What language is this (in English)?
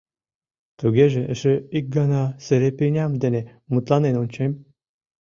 Mari